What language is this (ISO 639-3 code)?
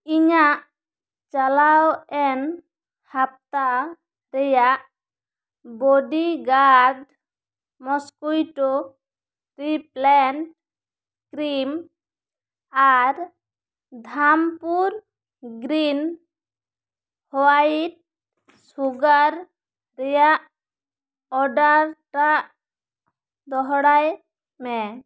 sat